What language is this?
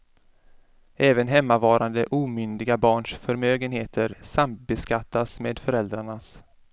Swedish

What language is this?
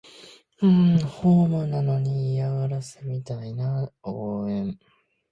Japanese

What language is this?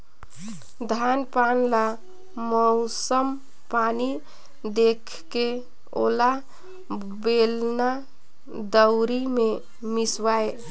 Chhattisgarhi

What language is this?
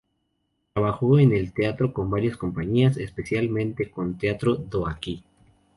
Spanish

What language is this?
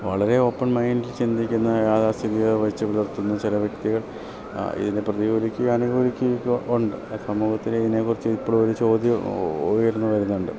Malayalam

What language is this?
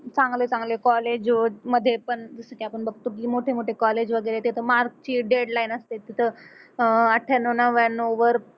Marathi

